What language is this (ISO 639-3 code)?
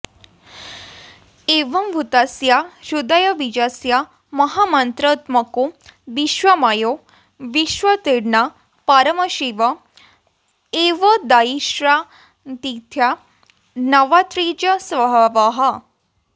san